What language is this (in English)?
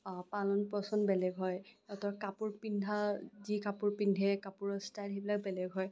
Assamese